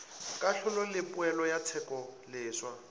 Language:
Northern Sotho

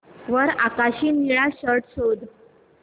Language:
Marathi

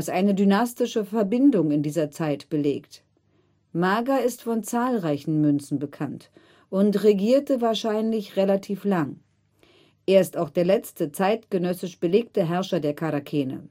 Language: German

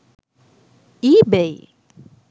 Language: Sinhala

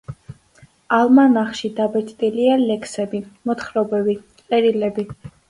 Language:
Georgian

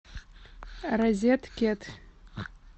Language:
Russian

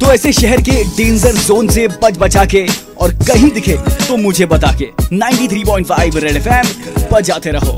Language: Hindi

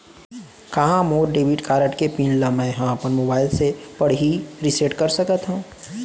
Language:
Chhattisgarhi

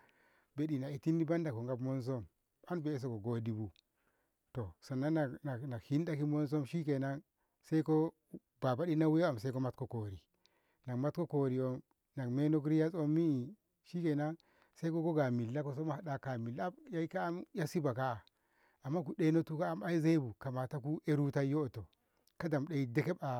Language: Ngamo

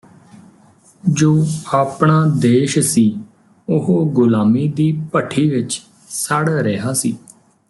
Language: Punjabi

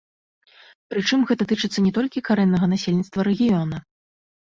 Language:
Belarusian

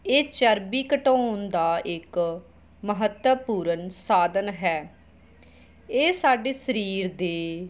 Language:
Punjabi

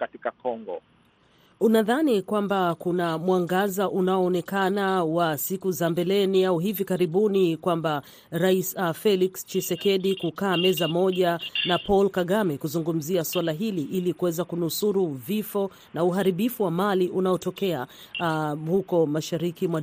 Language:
Swahili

